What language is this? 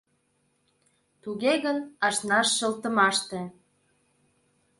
Mari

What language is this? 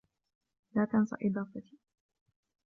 Arabic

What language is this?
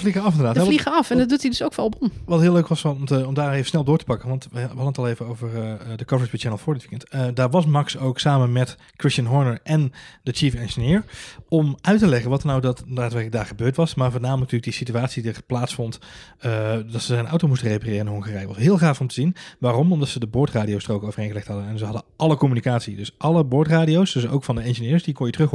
Dutch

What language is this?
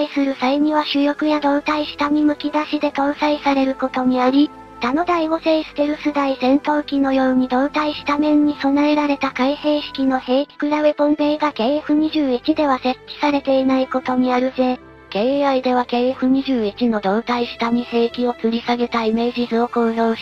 Japanese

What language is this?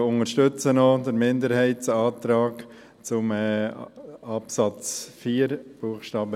Swiss German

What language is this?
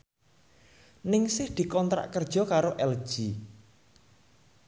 Javanese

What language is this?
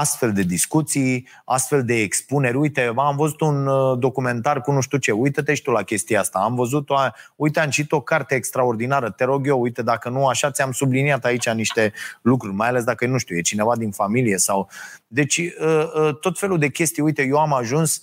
Romanian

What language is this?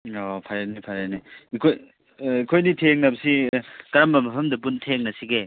Manipuri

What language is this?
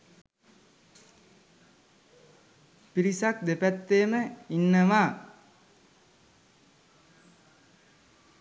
Sinhala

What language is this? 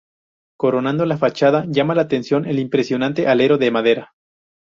Spanish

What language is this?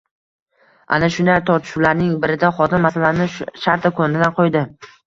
Uzbek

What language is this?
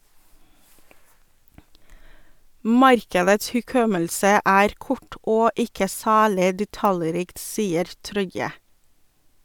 Norwegian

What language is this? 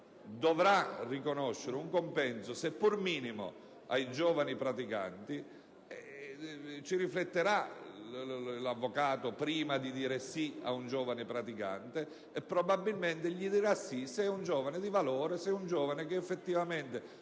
Italian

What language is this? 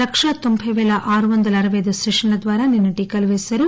Telugu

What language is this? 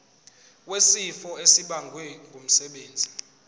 Zulu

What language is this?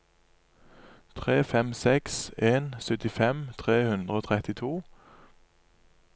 Norwegian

